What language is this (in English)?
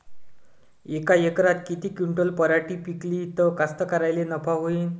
Marathi